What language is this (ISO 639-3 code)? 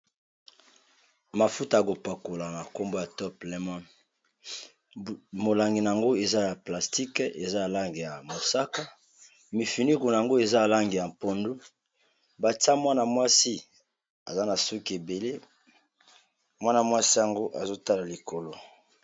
lin